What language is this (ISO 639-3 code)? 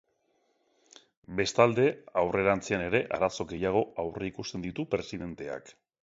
eus